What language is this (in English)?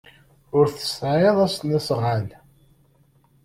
Kabyle